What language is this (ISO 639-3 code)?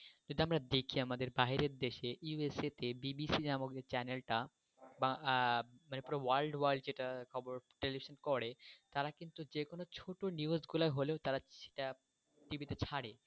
ben